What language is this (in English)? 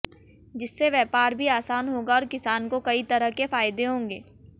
Hindi